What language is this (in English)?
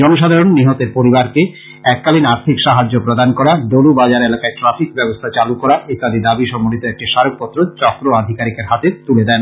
Bangla